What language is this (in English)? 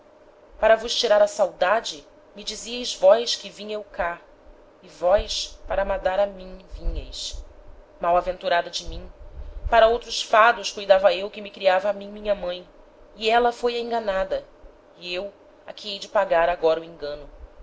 Portuguese